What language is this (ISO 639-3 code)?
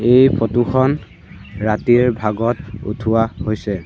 asm